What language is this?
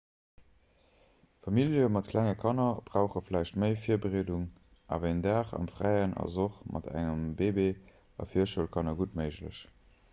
Luxembourgish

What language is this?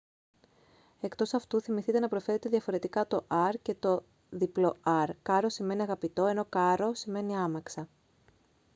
Greek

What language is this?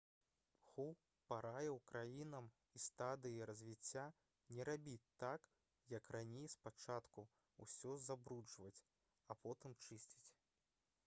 Belarusian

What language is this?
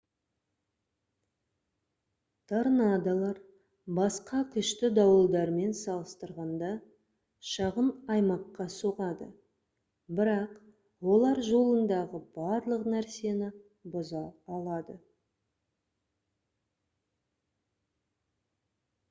Kazakh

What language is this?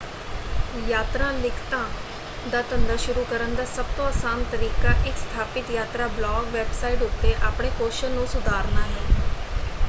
Punjabi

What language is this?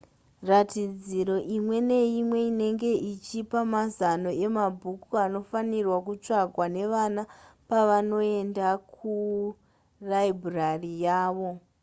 Shona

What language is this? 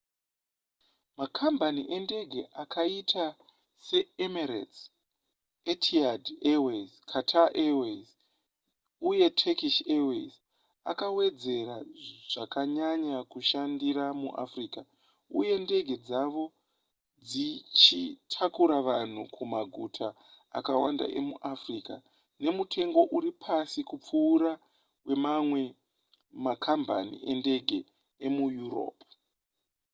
Shona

